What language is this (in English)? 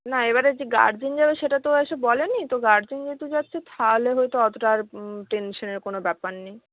Bangla